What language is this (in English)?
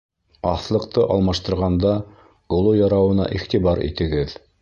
Bashkir